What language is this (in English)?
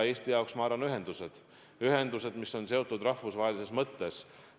Estonian